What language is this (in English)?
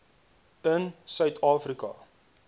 Afrikaans